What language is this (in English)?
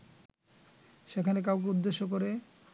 Bangla